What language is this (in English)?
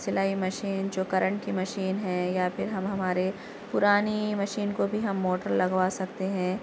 Urdu